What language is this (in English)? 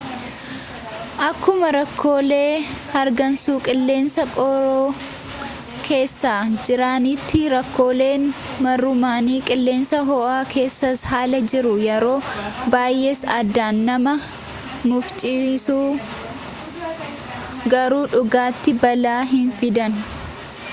Oromo